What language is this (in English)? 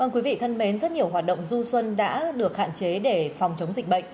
Vietnamese